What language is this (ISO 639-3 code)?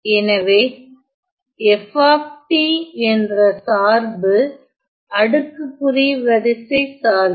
tam